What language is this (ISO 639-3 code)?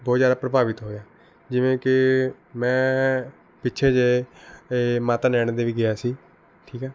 pan